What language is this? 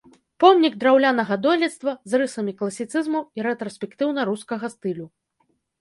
Belarusian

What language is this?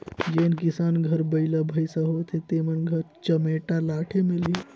Chhattisgarhi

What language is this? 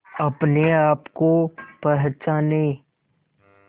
Hindi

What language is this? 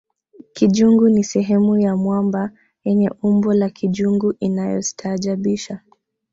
Swahili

